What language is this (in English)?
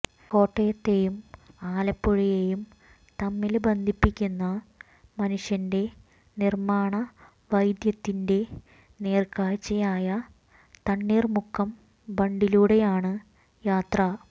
Malayalam